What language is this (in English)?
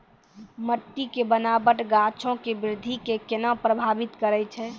Maithili